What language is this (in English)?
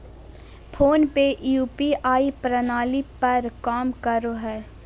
Magahi